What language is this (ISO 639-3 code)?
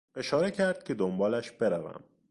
fas